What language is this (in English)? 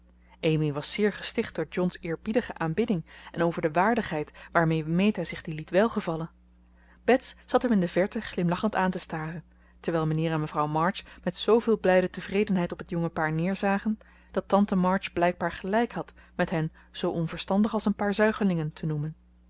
Dutch